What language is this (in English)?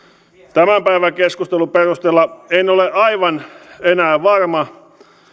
Finnish